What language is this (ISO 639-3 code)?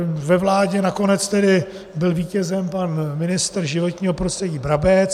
ces